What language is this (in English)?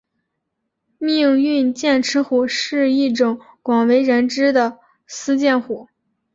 Chinese